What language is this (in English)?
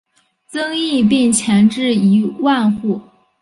Chinese